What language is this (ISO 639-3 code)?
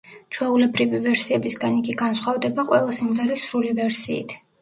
kat